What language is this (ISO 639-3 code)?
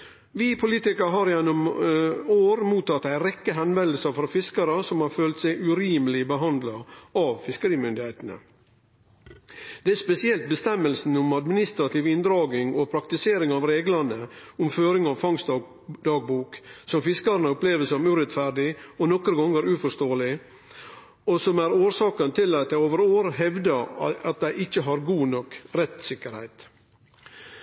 nno